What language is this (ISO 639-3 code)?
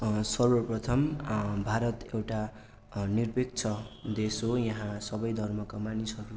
nep